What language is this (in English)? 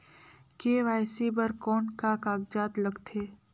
Chhattisgarhi